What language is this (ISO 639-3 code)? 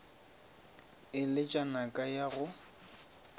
nso